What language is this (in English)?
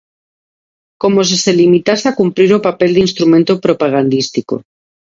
Galician